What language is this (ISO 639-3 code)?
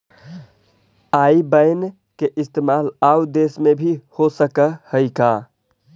mag